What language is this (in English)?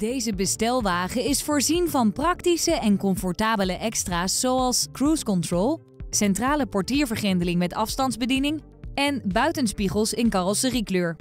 Dutch